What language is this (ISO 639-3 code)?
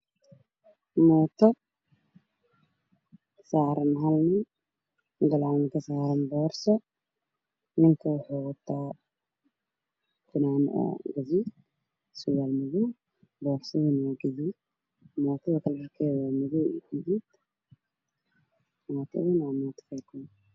som